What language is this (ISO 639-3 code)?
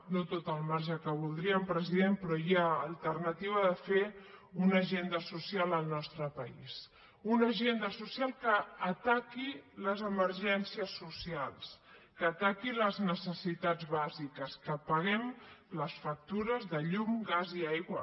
cat